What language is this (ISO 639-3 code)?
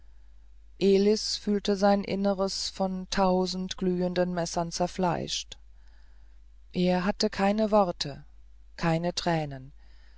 deu